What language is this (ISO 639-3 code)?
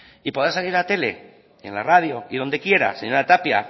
spa